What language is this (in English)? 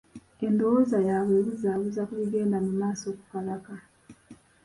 Ganda